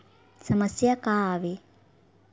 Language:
Chhattisgarhi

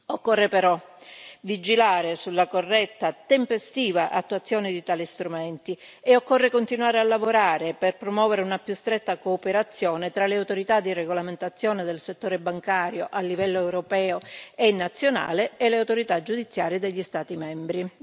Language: Italian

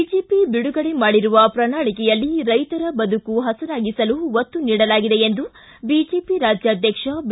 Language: Kannada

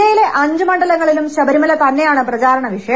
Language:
Malayalam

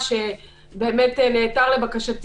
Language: Hebrew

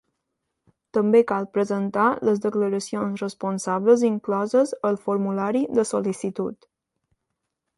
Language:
Catalan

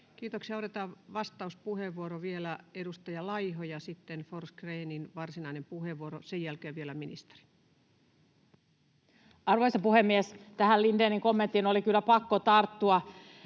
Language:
Finnish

